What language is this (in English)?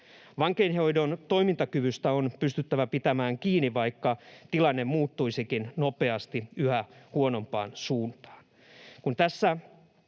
Finnish